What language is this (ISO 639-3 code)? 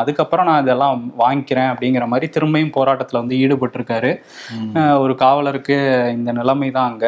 tam